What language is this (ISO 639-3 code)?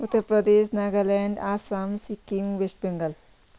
nep